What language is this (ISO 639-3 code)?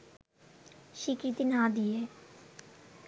ben